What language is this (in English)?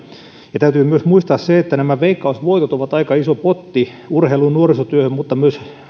Finnish